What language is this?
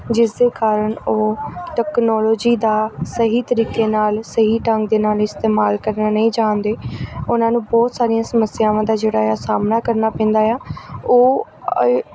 Punjabi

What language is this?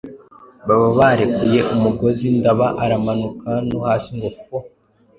Kinyarwanda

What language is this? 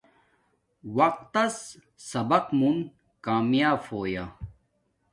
Domaaki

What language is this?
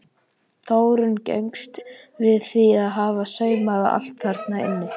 Icelandic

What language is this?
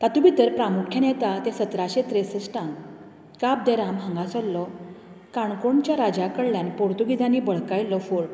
Konkani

